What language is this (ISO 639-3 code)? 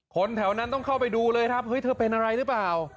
tha